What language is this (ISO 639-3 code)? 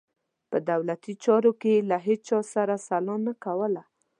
pus